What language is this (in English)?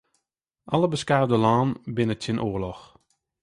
Western Frisian